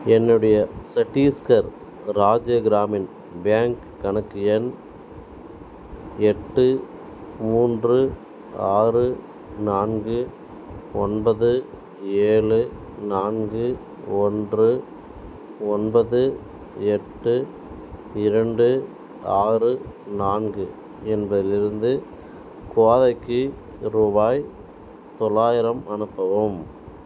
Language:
Tamil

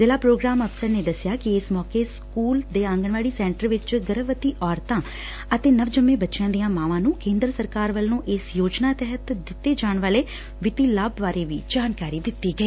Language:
Punjabi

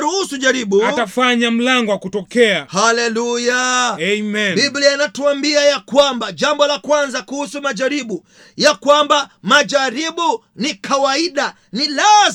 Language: Swahili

